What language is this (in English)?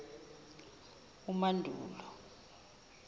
Zulu